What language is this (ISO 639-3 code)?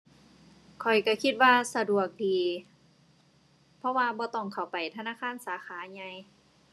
tha